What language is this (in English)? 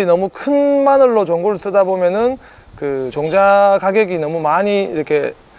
Korean